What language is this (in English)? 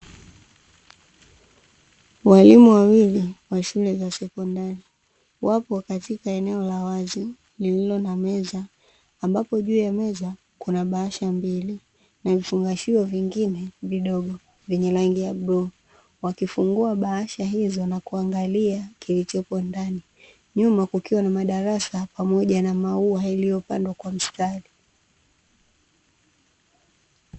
Swahili